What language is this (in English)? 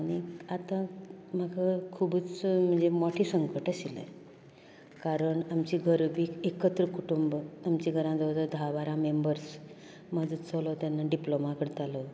Konkani